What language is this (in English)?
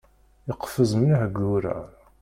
Kabyle